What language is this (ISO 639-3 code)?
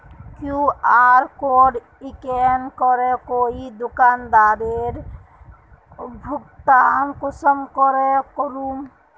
mag